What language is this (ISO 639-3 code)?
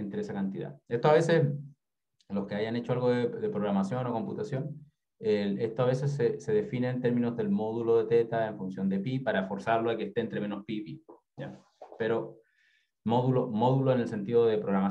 spa